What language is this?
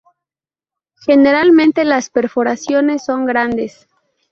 Spanish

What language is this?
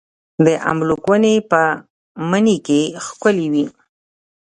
Pashto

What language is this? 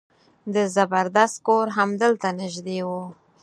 Pashto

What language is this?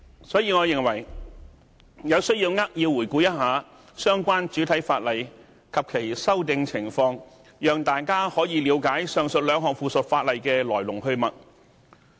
Cantonese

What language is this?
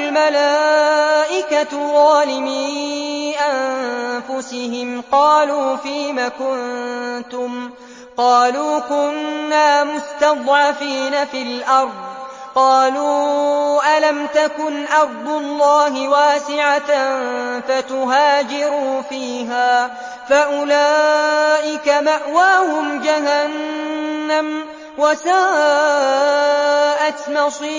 Arabic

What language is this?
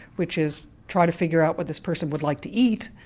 English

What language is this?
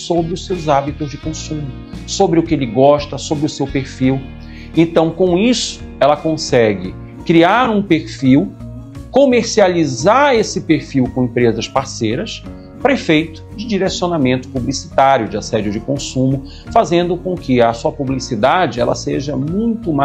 Portuguese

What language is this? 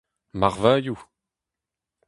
Breton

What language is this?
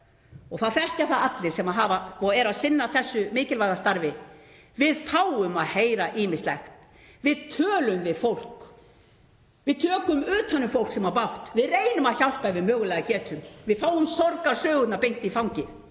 Icelandic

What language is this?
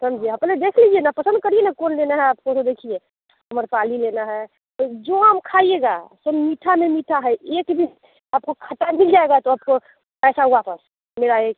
Hindi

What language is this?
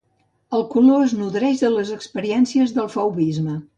Catalan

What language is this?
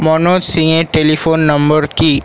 Bangla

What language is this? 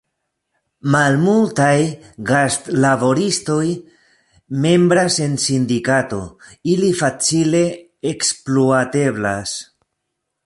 Esperanto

